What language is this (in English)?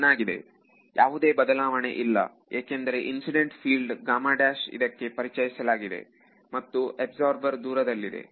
Kannada